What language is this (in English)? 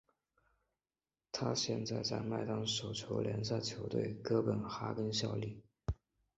Chinese